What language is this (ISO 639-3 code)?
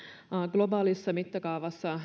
fin